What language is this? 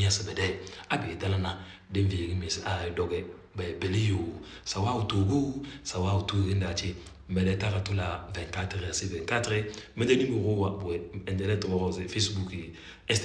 Arabic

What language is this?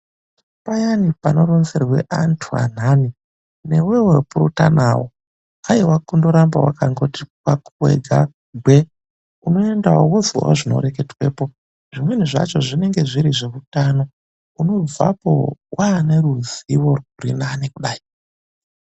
Ndau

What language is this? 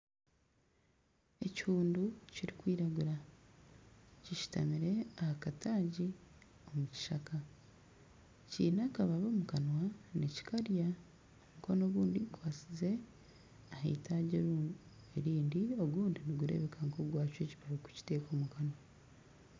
Nyankole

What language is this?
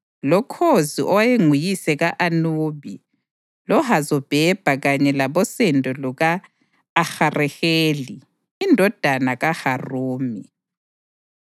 North Ndebele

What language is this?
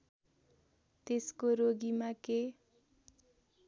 Nepali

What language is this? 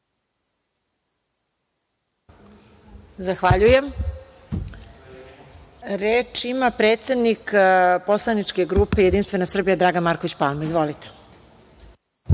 Serbian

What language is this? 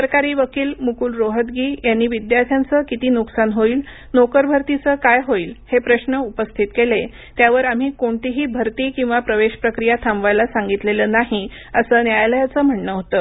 Marathi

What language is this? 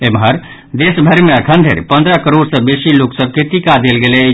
Maithili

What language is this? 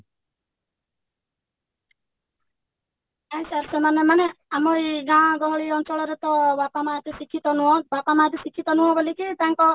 Odia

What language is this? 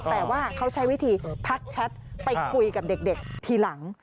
Thai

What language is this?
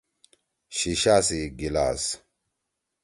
Torwali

